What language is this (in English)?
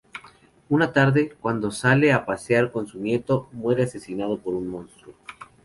Spanish